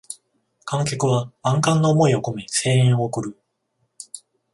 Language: Japanese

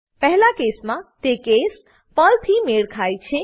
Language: Gujarati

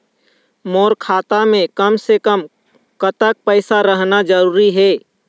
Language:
Chhattisgarhi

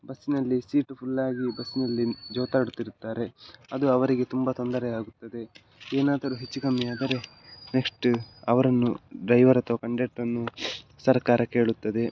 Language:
Kannada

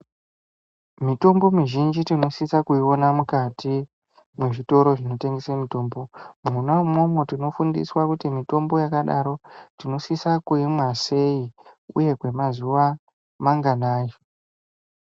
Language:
Ndau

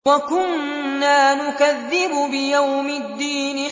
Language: Arabic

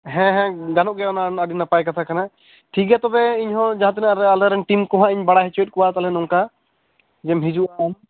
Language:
Santali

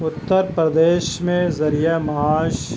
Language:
Urdu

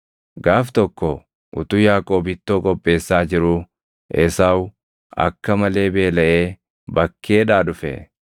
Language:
Oromo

